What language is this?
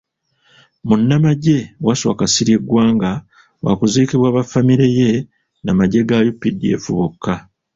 Ganda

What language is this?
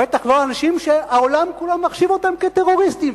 Hebrew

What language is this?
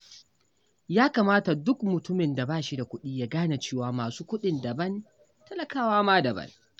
Hausa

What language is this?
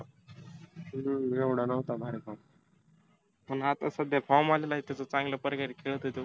Marathi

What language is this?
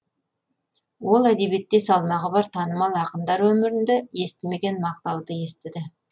Kazakh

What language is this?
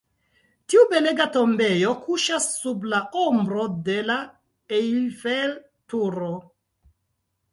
Esperanto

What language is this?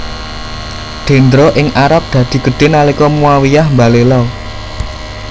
Javanese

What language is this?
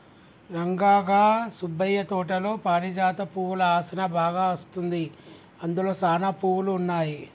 Telugu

